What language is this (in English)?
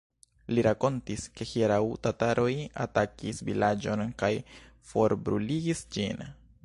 Esperanto